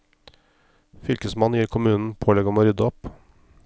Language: Norwegian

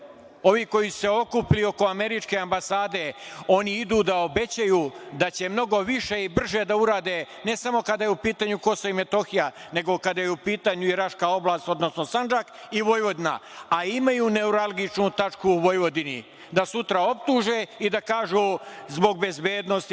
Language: Serbian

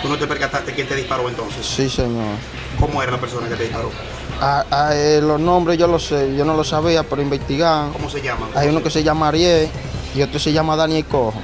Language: Spanish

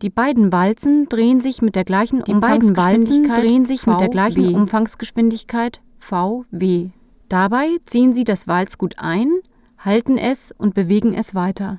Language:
German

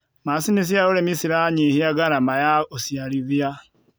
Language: Kikuyu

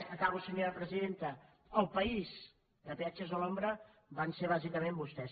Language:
Catalan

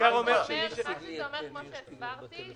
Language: Hebrew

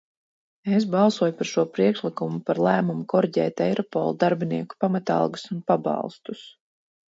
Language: Latvian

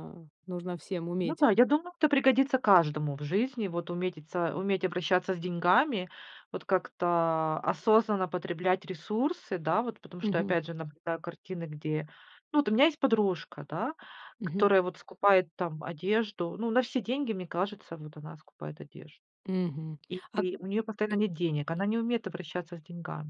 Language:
Russian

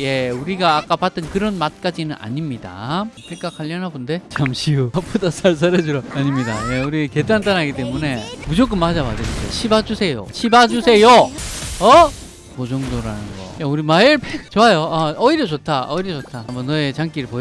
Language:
Korean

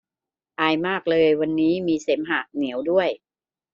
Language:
Thai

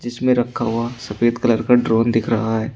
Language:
Hindi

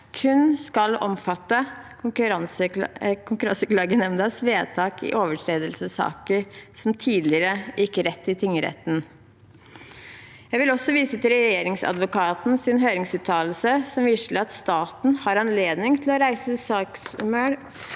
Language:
Norwegian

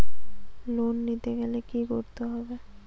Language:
Bangla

